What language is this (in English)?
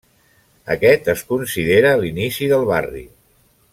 Catalan